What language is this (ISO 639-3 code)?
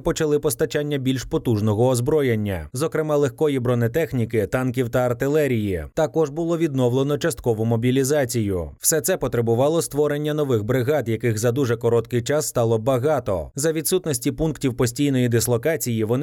ukr